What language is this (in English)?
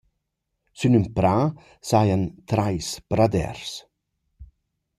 Romansh